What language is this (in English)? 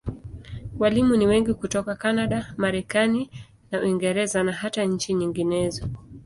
Swahili